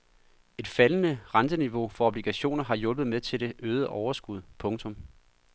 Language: Danish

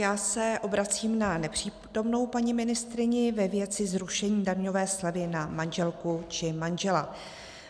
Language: Czech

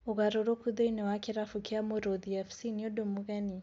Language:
Kikuyu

